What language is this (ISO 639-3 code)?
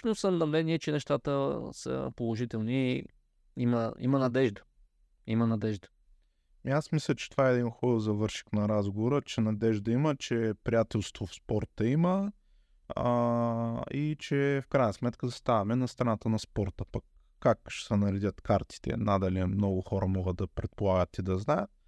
bul